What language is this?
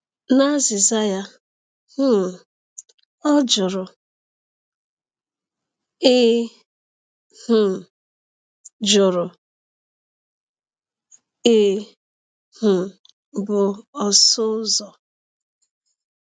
Igbo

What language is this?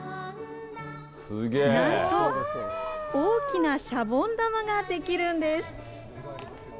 Japanese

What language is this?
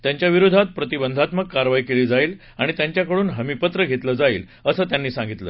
Marathi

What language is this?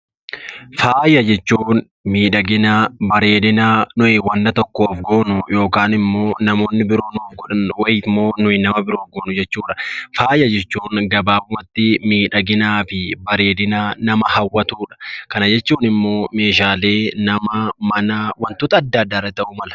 Oromo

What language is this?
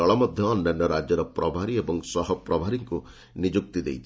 Odia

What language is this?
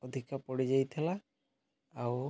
Odia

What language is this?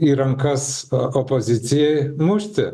Lithuanian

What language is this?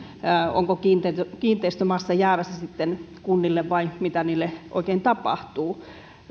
Finnish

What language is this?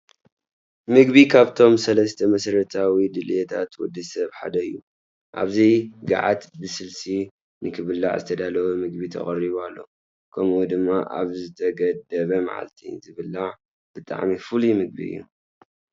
Tigrinya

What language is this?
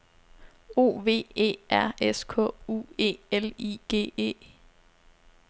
Danish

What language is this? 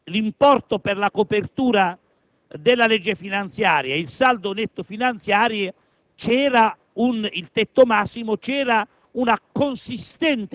Italian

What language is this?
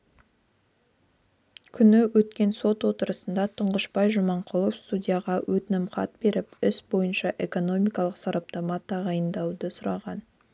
Kazakh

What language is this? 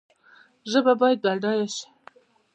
Pashto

